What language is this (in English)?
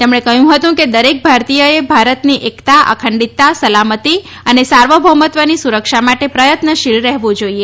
Gujarati